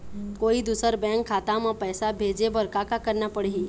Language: Chhattisgarhi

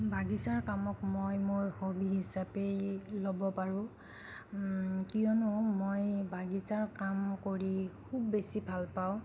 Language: Assamese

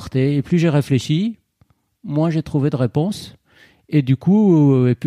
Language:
French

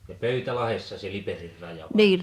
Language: Finnish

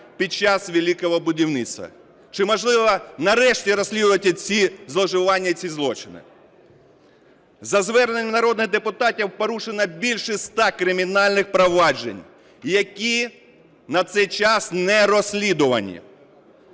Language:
Ukrainian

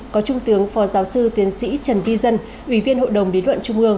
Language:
Vietnamese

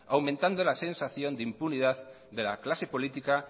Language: Spanish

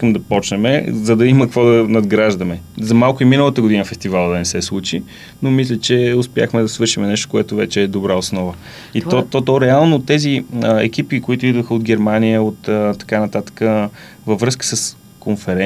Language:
Bulgarian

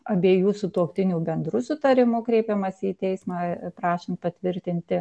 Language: Lithuanian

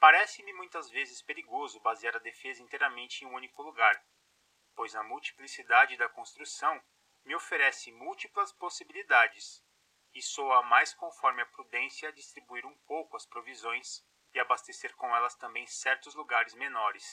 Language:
Portuguese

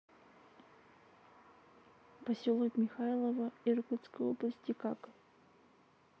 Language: Russian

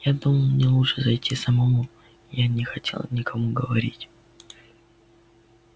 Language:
Russian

